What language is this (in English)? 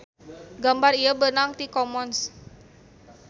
Sundanese